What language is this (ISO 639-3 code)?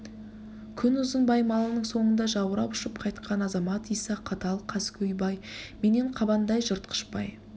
kaz